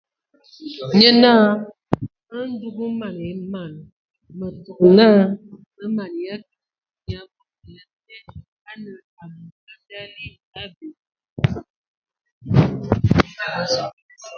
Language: Ewondo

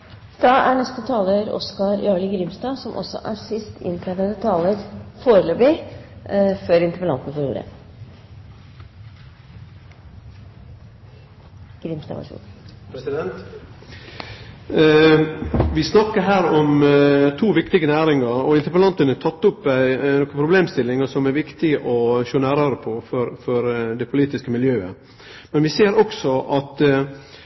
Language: Norwegian Nynorsk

